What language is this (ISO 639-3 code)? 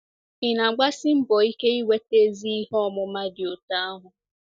ibo